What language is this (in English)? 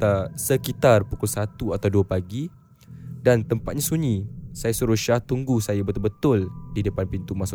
Malay